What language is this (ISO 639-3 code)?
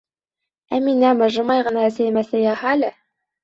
bak